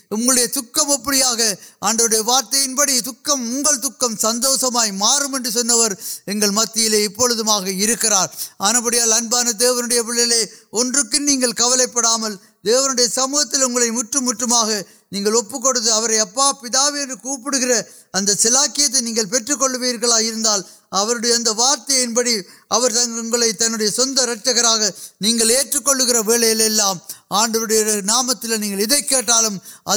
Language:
Urdu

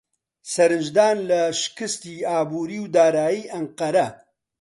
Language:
Central Kurdish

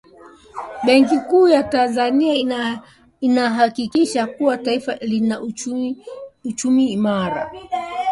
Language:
Swahili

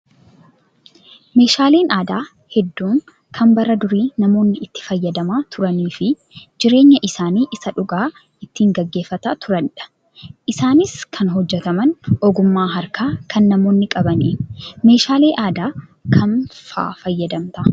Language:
Oromo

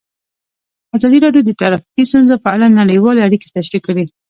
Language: Pashto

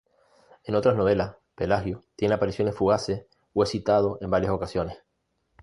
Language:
Spanish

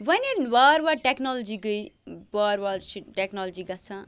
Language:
Kashmiri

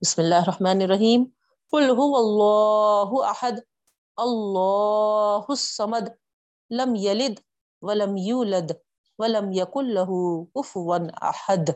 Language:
Urdu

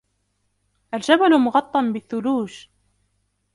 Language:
Arabic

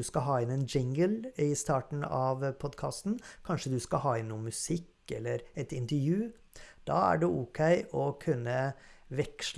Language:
Norwegian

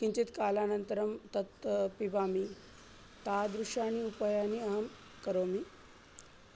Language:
Sanskrit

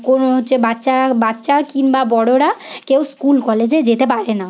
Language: Bangla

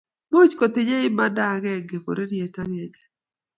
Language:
Kalenjin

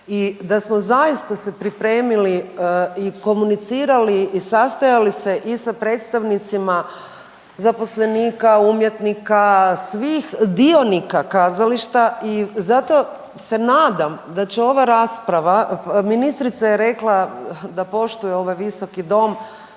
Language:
Croatian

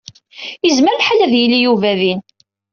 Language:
Kabyle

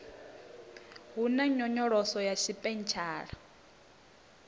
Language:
Venda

